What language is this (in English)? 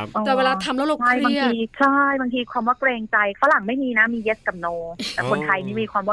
Thai